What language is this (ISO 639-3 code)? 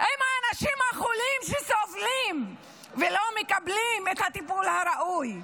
heb